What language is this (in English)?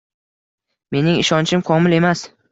Uzbek